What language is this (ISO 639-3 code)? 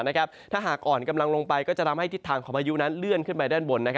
tha